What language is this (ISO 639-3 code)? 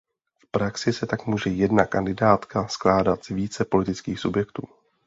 ces